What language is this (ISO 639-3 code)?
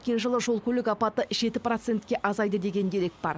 kaz